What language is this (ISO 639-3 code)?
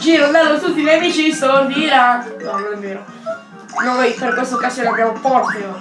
ita